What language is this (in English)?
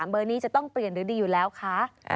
Thai